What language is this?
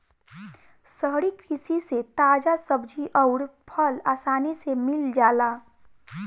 Bhojpuri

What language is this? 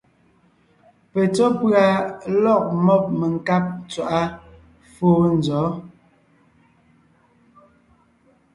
Ngiemboon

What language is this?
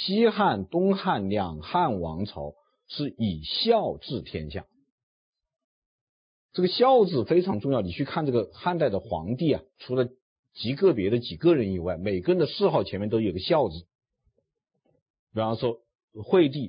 Chinese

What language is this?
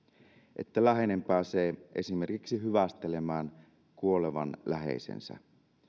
Finnish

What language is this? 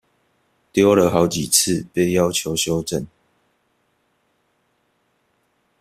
Chinese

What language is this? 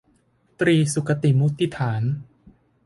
Thai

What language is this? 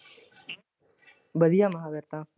Punjabi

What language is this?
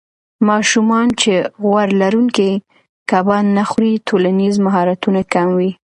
Pashto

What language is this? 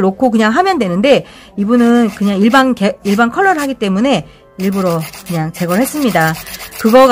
Korean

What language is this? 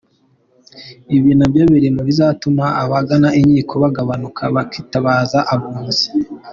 Kinyarwanda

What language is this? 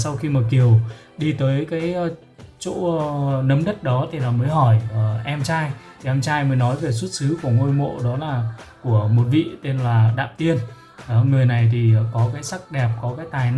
Vietnamese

